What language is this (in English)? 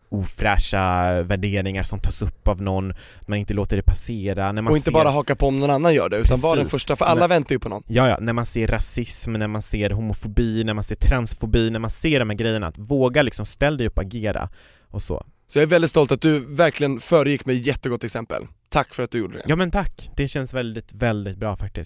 Swedish